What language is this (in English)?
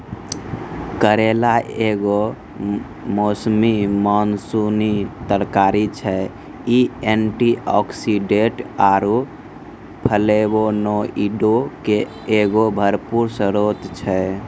Maithili